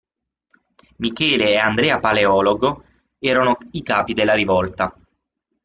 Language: Italian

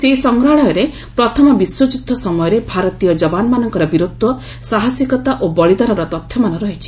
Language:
Odia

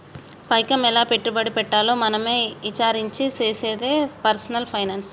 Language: Telugu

